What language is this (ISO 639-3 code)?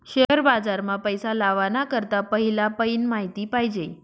mar